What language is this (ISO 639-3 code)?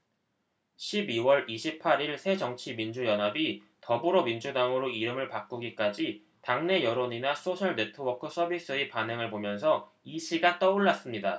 kor